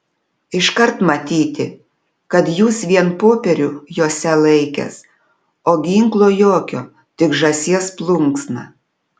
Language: Lithuanian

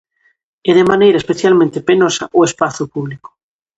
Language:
Galician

